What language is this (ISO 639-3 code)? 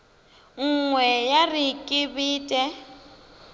nso